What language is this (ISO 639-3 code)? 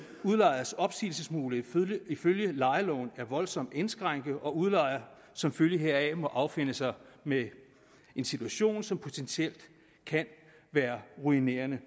dan